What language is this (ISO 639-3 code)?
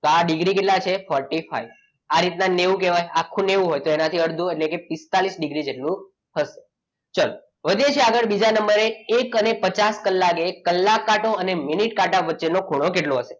guj